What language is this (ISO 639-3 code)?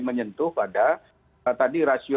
ind